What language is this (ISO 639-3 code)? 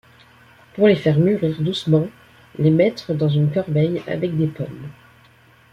fra